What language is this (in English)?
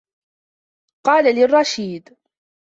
Arabic